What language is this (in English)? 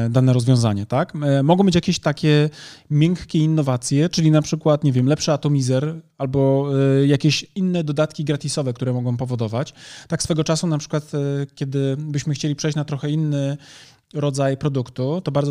Polish